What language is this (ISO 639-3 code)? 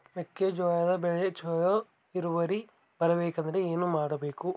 kan